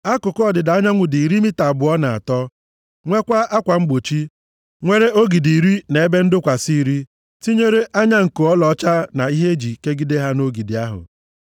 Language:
Igbo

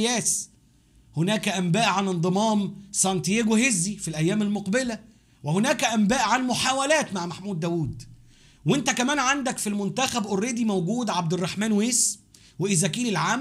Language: Arabic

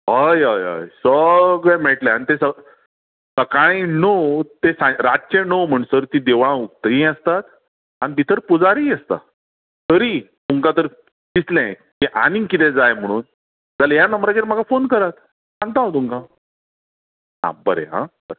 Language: Konkani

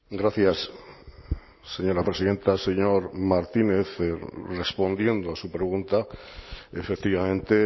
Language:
Spanish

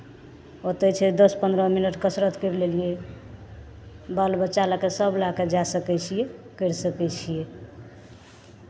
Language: Maithili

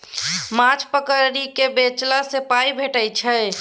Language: Maithili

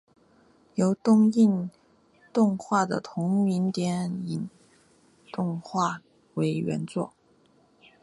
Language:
Chinese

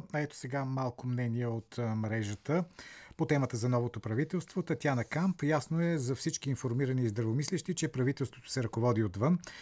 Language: Bulgarian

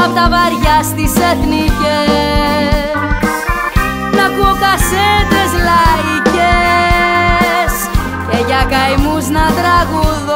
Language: Greek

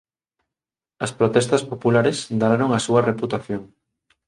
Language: Galician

